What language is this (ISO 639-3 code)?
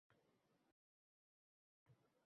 uzb